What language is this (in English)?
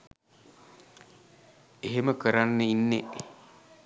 Sinhala